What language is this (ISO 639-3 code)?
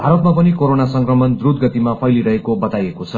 nep